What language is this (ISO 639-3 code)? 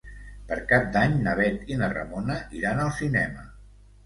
cat